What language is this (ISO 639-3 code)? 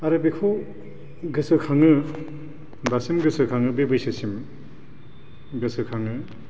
brx